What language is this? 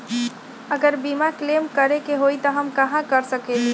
Magahi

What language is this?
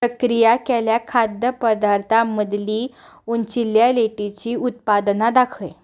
Konkani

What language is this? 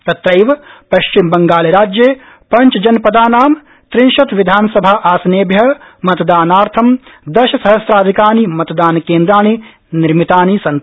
Sanskrit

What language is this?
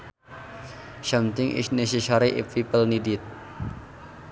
Sundanese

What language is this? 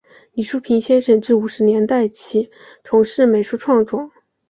Chinese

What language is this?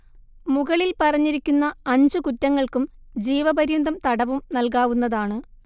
Malayalam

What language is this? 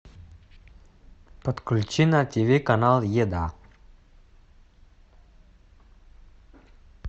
Russian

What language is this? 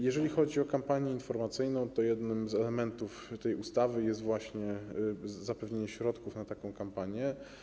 Polish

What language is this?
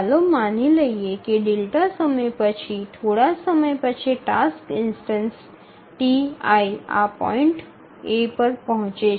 Gujarati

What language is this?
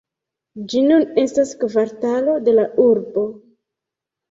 Esperanto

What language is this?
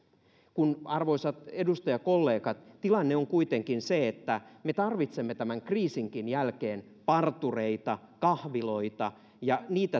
Finnish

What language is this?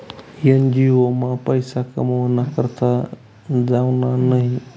Marathi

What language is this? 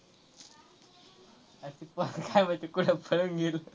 Marathi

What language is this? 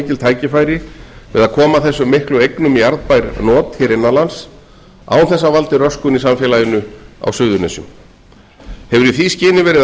Icelandic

